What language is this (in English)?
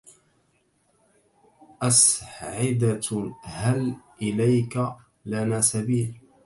Arabic